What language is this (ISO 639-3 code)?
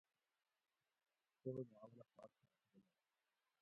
gwc